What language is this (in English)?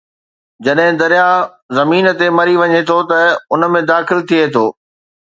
Sindhi